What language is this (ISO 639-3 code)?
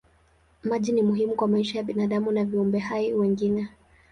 swa